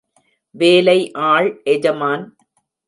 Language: Tamil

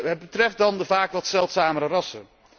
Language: Dutch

